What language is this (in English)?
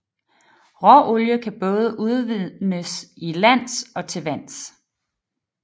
Danish